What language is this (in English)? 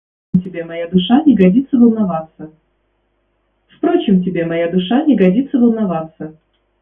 Russian